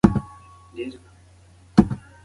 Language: Pashto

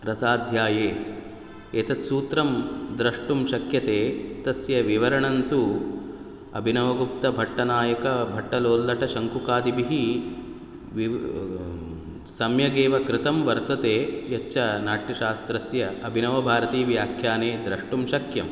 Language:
Sanskrit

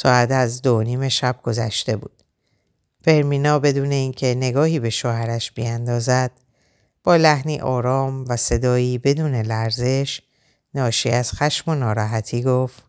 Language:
Persian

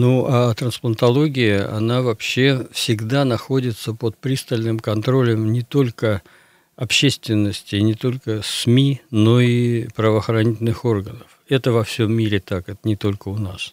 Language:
Russian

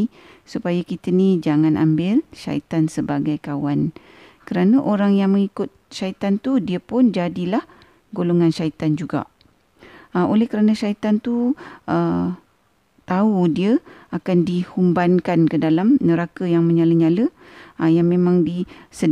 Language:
Malay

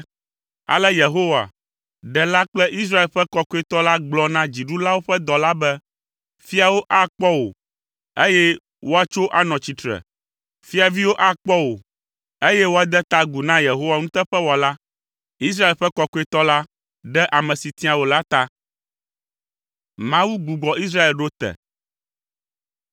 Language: Ewe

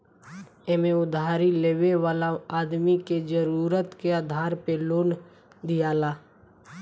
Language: Bhojpuri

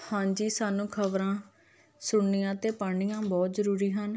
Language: Punjabi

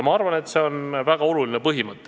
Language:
Estonian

